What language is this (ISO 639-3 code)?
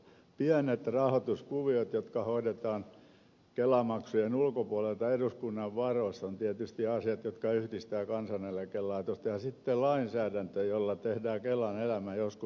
fin